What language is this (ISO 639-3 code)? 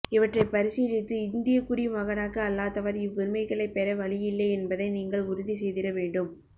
tam